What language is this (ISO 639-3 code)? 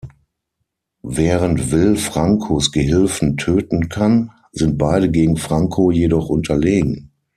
deu